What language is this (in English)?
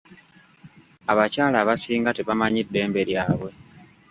Ganda